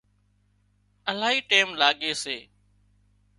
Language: Wadiyara Koli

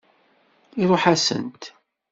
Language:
Kabyle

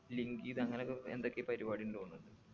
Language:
Malayalam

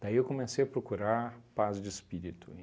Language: Portuguese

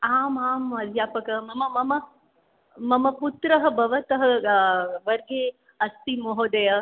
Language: Sanskrit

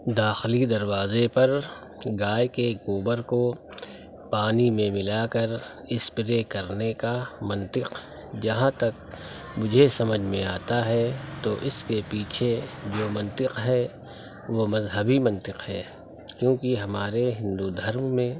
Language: Urdu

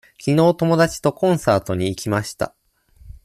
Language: Japanese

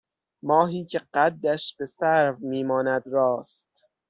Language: Persian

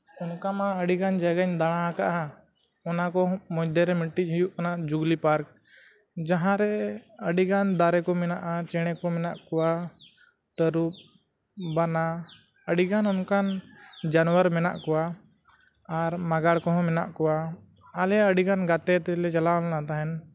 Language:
Santali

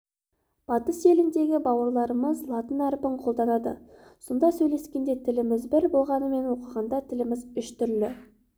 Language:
Kazakh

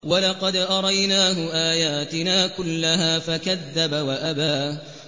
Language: Arabic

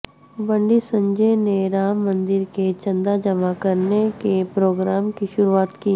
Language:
Urdu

